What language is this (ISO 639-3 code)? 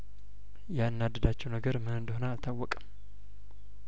amh